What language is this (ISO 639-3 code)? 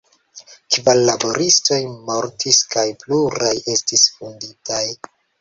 epo